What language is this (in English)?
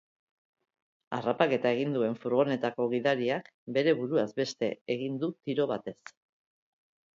Basque